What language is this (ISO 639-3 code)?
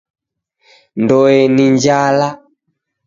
dav